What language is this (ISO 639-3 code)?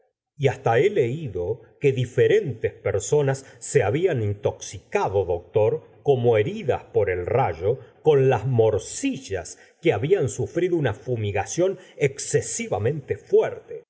spa